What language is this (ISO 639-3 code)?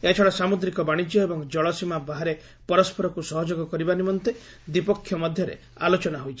ori